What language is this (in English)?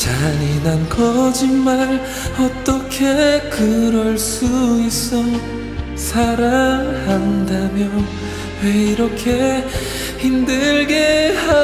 Korean